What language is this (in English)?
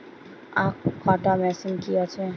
Bangla